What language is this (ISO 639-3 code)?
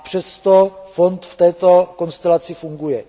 ces